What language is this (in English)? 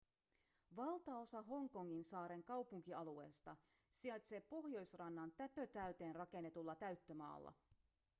Finnish